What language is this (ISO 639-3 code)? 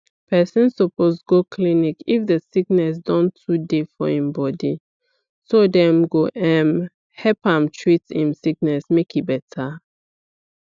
pcm